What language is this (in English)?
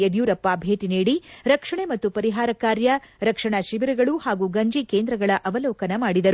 Kannada